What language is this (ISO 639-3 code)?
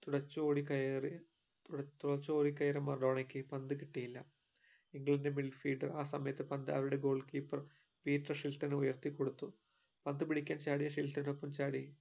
mal